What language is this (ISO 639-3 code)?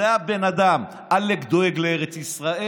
heb